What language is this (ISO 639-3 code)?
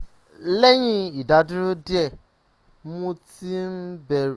yor